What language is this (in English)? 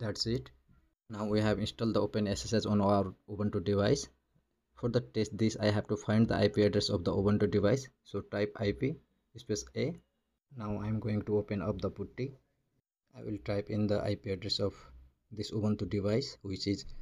English